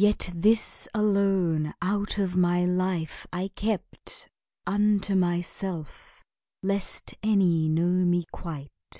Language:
English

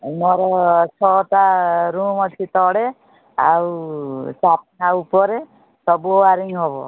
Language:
Odia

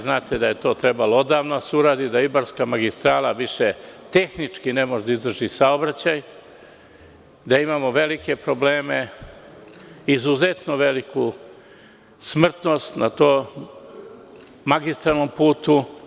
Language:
Serbian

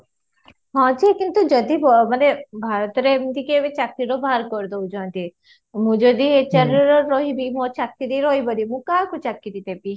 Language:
Odia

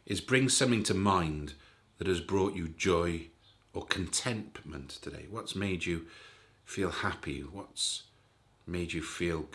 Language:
English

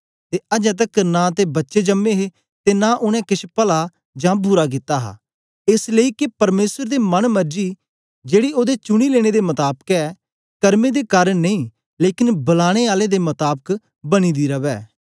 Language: Dogri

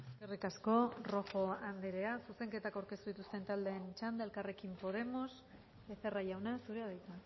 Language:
Basque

